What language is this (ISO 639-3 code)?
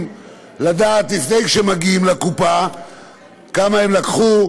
heb